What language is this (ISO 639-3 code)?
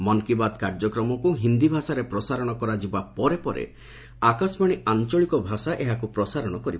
ori